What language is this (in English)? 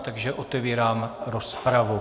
Czech